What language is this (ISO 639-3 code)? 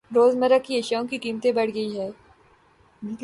urd